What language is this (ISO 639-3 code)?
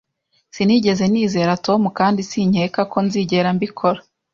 kin